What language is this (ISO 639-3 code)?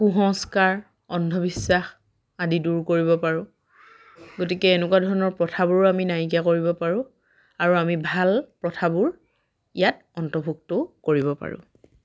asm